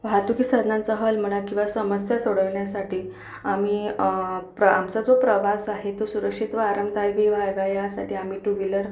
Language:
Marathi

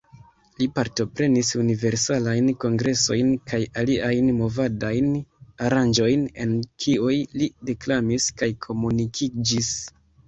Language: Esperanto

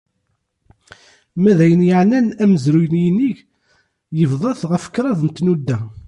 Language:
Kabyle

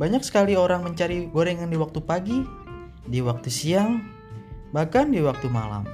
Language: Indonesian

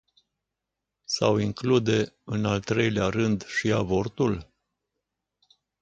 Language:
Romanian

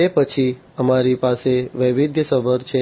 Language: Gujarati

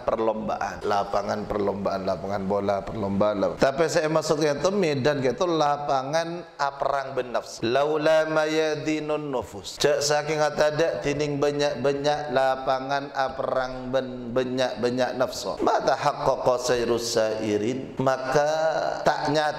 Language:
Malay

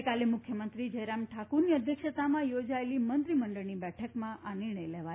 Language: Gujarati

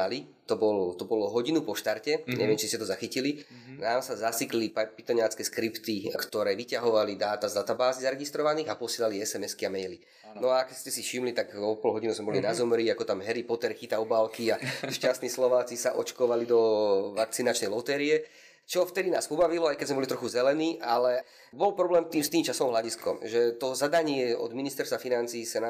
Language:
Slovak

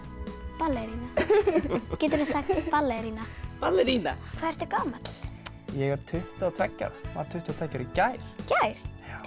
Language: Icelandic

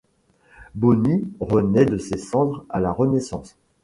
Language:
French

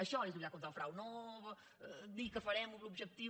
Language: Catalan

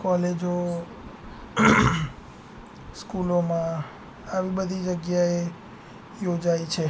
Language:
Gujarati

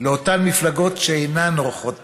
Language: Hebrew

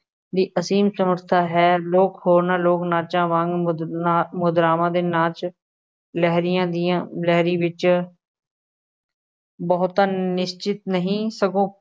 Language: Punjabi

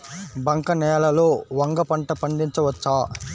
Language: Telugu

